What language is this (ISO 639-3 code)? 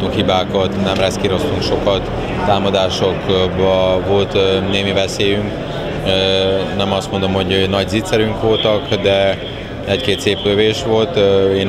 hun